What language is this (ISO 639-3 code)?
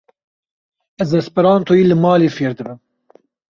kur